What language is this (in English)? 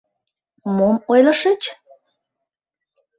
Mari